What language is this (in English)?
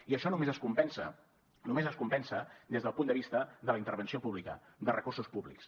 Catalan